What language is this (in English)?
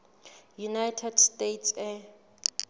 Southern Sotho